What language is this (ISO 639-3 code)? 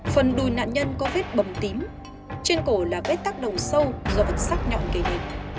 vie